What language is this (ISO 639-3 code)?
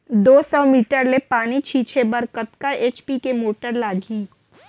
hne